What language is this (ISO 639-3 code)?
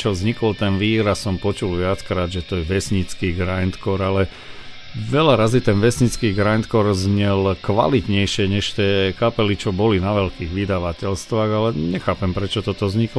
slk